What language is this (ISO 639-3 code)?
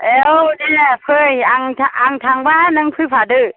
brx